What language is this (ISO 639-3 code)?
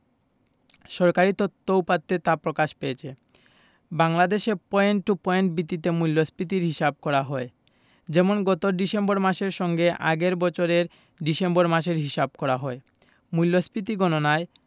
ben